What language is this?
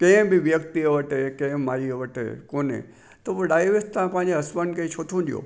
Sindhi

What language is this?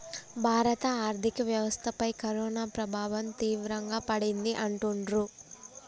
Telugu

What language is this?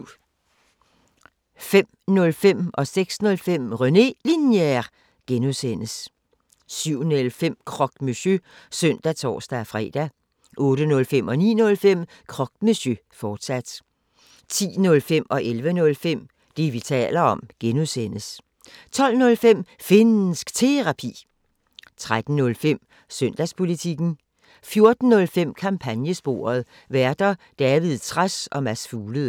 Danish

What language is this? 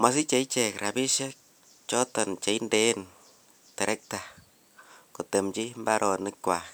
Kalenjin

